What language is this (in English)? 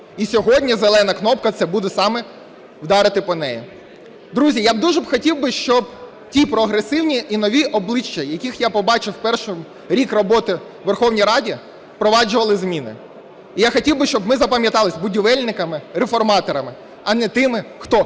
Ukrainian